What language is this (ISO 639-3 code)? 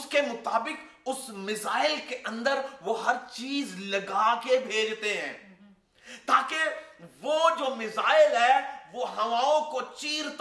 urd